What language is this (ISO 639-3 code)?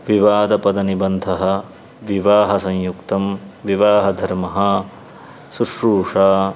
san